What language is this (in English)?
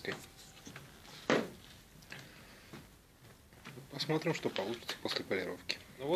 Russian